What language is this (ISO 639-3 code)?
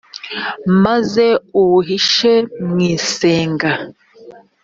kin